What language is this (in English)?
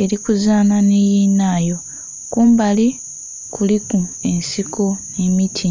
Soga